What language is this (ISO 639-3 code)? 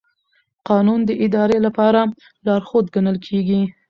pus